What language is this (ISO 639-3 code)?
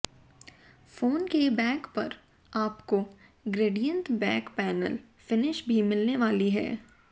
hin